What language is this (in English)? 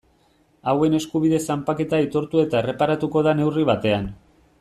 Basque